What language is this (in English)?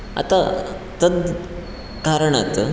Sanskrit